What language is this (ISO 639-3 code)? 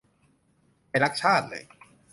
tha